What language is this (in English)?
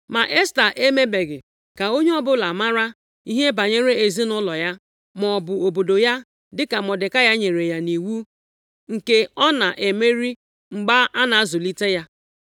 Igbo